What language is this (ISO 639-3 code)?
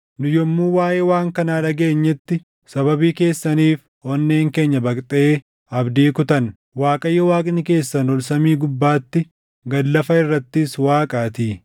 orm